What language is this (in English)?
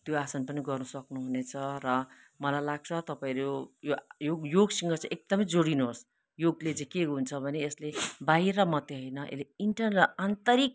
Nepali